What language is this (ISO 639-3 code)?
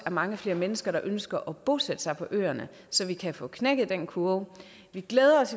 dan